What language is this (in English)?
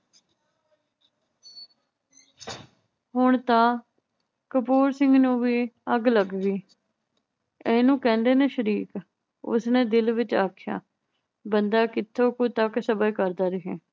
Punjabi